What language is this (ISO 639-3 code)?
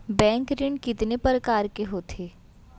hne